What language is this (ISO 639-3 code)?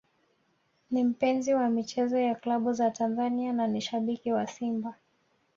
swa